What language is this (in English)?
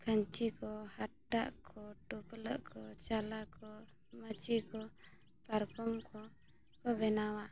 Santali